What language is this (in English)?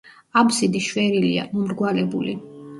Georgian